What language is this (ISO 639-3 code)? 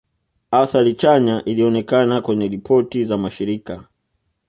swa